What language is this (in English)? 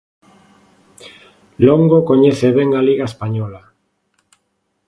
Galician